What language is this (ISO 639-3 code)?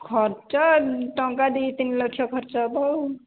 ori